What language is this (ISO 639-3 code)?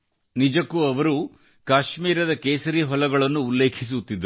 kan